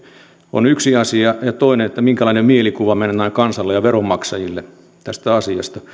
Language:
Finnish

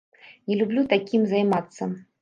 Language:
Belarusian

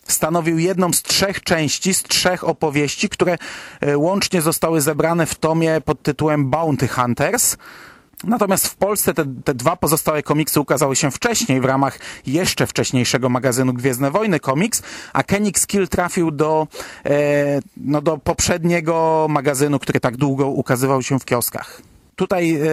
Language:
Polish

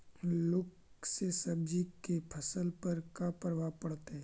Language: Magahi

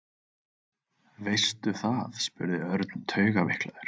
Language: Icelandic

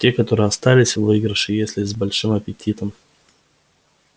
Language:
Russian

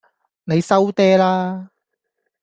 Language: Cantonese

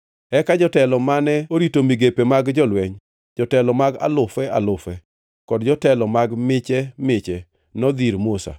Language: Luo (Kenya and Tanzania)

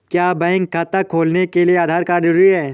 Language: Hindi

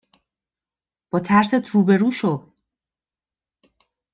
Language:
Persian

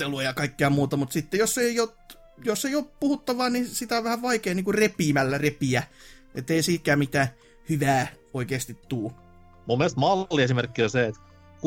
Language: Finnish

